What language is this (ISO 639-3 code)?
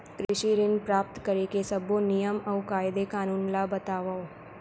hne